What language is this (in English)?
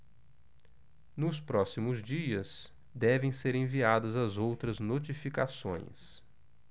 Portuguese